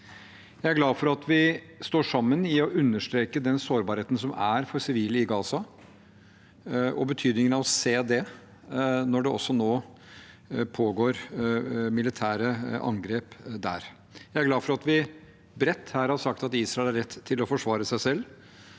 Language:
Norwegian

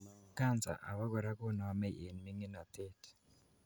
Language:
Kalenjin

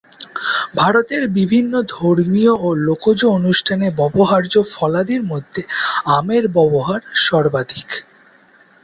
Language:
Bangla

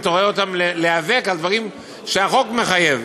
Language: Hebrew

